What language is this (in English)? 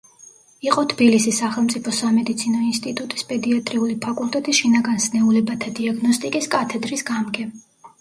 Georgian